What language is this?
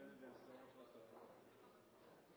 Norwegian Bokmål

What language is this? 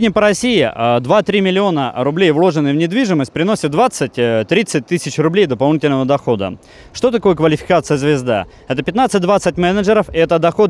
Russian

